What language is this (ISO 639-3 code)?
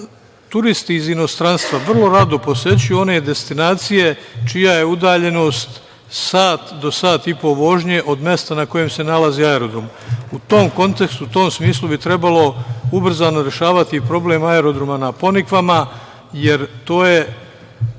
srp